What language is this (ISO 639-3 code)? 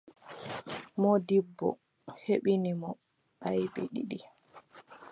fub